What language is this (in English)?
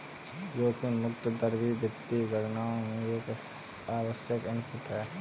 Hindi